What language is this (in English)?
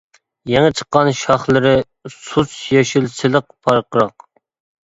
Uyghur